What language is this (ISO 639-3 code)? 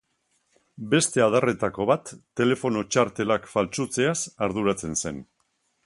eus